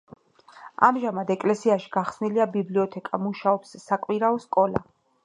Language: Georgian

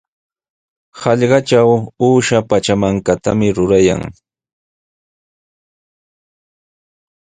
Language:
Sihuas Ancash Quechua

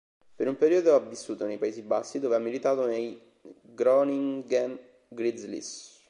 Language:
Italian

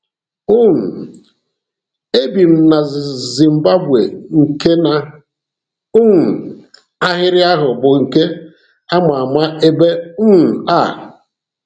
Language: Igbo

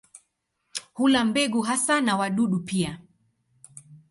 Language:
Swahili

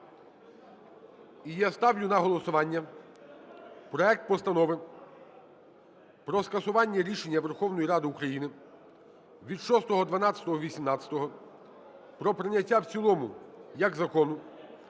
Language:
Ukrainian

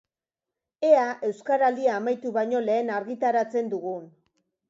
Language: Basque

